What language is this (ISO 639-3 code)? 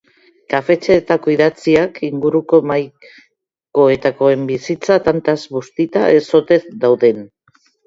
eus